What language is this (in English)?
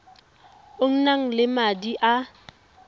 Tswana